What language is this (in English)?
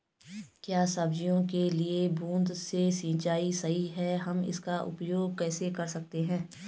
Hindi